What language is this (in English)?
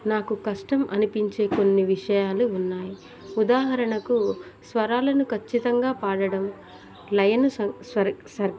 Telugu